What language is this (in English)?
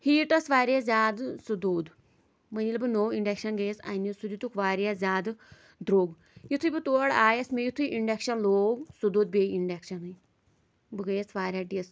Kashmiri